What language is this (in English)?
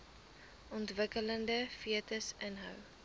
Afrikaans